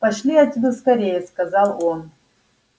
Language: Russian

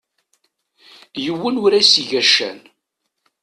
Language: Kabyle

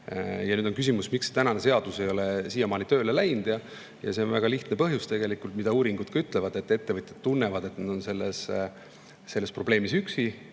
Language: Estonian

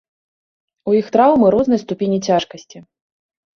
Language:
Belarusian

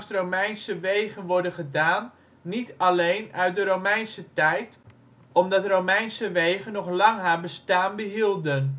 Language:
Dutch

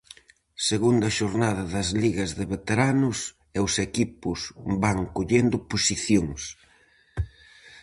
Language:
Galician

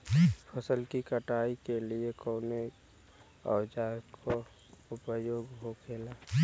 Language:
Bhojpuri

